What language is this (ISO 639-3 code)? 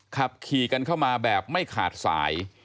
tha